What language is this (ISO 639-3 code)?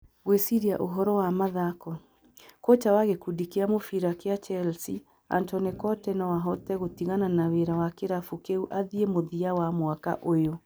kik